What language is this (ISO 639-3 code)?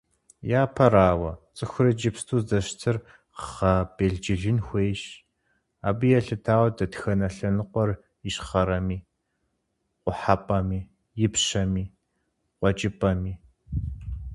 kbd